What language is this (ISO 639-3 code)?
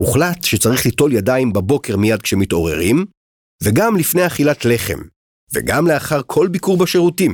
heb